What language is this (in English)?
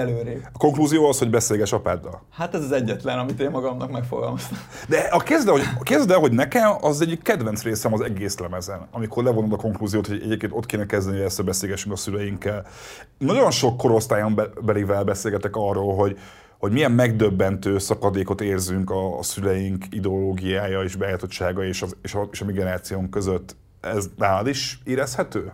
Hungarian